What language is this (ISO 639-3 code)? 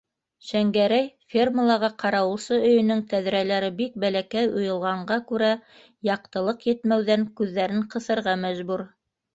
bak